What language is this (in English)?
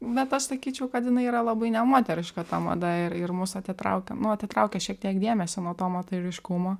Lithuanian